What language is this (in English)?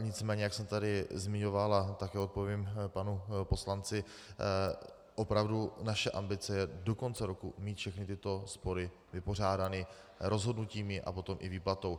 Czech